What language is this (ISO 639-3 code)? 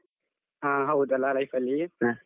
kan